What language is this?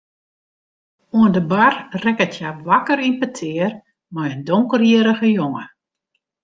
Western Frisian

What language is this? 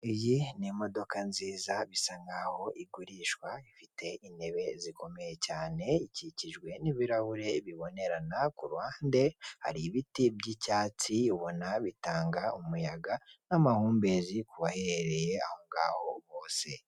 Kinyarwanda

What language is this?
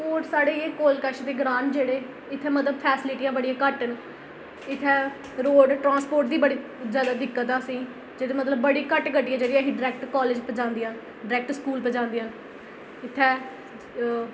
Dogri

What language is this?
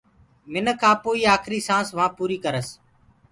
Gurgula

